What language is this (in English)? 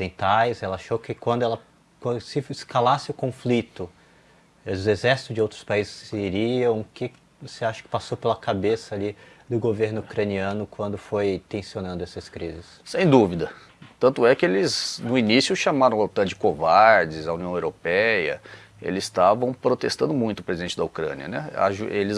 Portuguese